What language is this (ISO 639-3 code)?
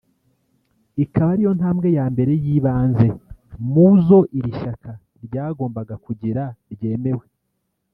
kin